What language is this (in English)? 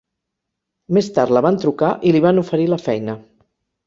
Catalan